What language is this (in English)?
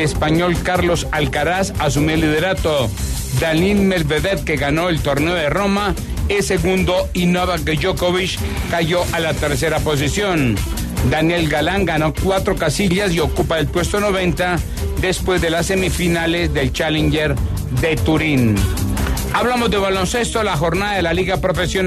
Spanish